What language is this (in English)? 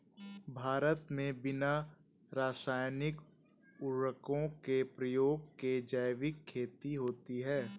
Hindi